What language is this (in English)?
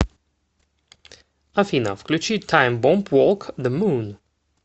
Russian